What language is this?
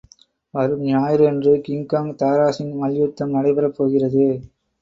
Tamil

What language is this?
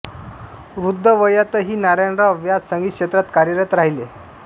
Marathi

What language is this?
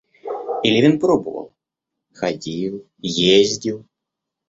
Russian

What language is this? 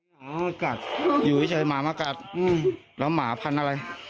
Thai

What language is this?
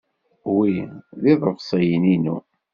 Kabyle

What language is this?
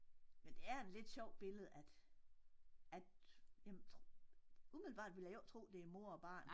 Danish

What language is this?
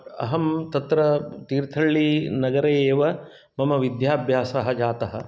Sanskrit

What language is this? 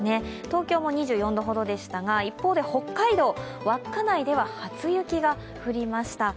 Japanese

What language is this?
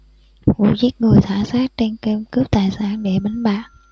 Vietnamese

